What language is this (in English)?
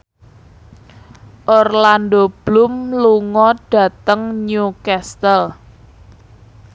Javanese